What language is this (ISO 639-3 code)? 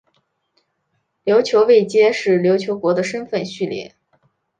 zho